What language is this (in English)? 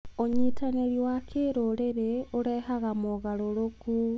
Kikuyu